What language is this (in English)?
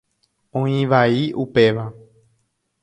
Guarani